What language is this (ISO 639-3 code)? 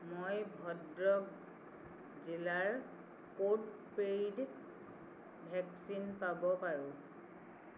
asm